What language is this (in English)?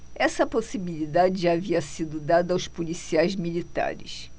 Portuguese